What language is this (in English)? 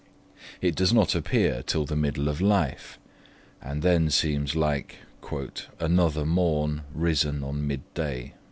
English